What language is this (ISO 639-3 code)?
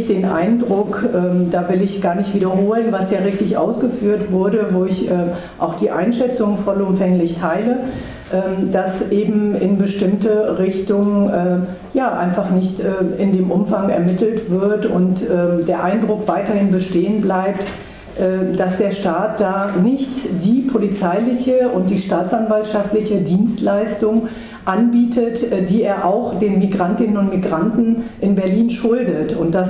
deu